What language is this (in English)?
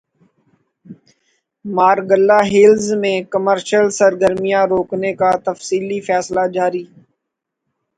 Urdu